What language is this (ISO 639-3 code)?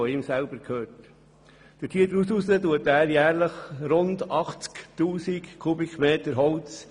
gsw